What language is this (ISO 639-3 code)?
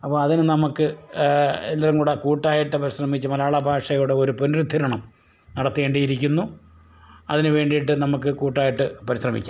mal